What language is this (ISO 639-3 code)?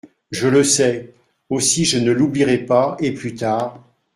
fra